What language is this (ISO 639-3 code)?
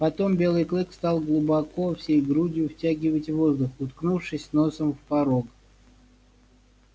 rus